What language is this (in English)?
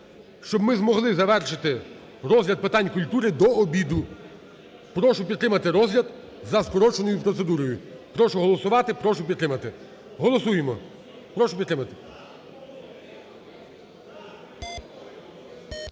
Ukrainian